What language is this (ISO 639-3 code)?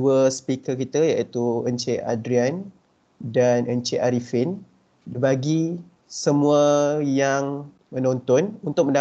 msa